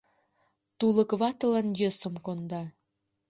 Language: Mari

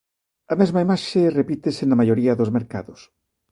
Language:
Galician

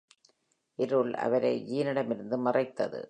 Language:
Tamil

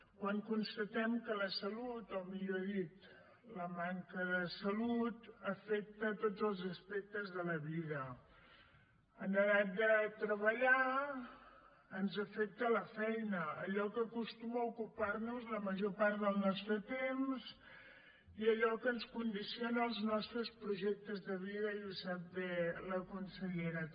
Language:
Catalan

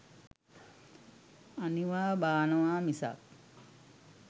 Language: Sinhala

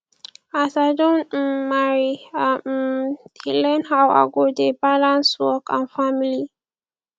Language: Nigerian Pidgin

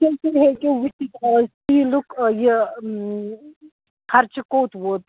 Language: Kashmiri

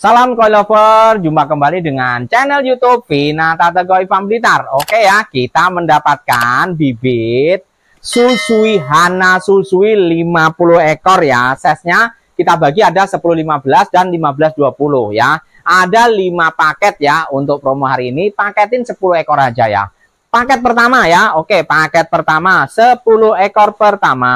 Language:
Indonesian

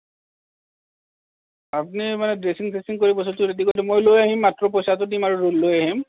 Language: Assamese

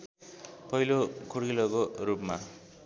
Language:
Nepali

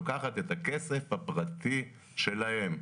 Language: Hebrew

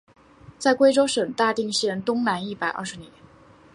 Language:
Chinese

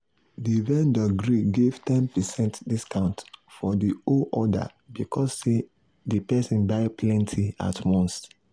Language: Nigerian Pidgin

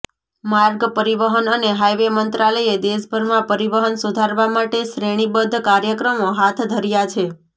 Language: Gujarati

